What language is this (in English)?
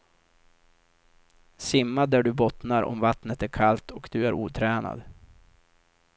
Swedish